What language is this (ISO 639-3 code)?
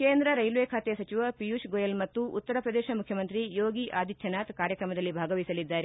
kan